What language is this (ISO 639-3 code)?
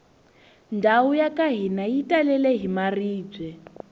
tso